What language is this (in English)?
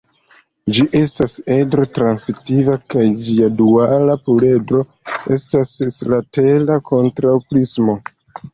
Esperanto